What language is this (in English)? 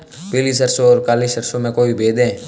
Hindi